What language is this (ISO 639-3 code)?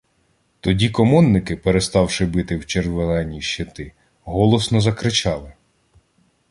ukr